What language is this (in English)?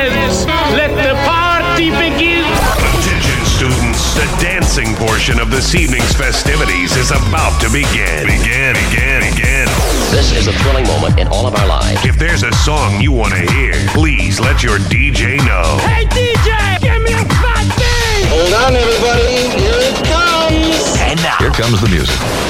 Slovak